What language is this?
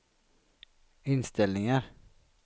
Swedish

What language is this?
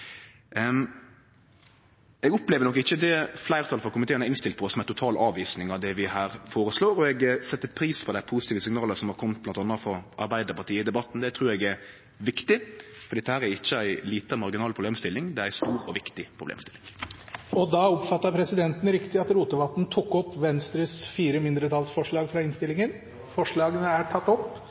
Norwegian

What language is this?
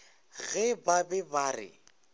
Northern Sotho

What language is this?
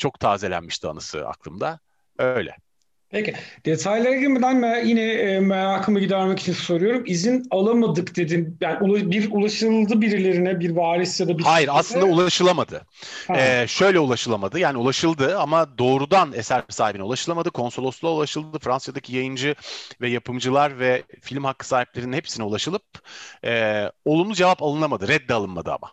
Turkish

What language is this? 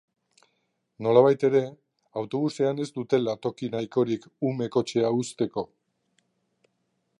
Basque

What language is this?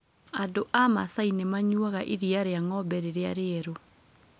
Kikuyu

